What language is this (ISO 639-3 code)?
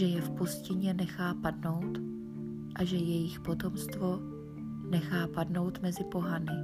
ces